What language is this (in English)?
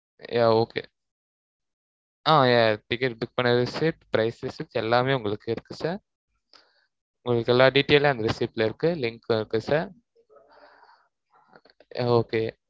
Tamil